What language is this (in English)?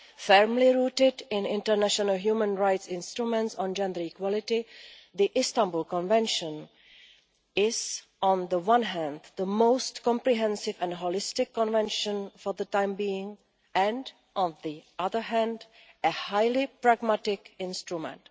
English